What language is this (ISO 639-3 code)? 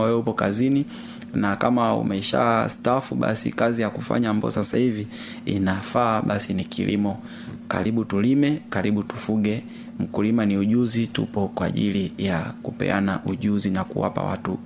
swa